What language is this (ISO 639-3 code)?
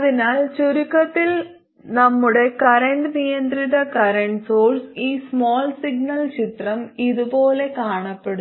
mal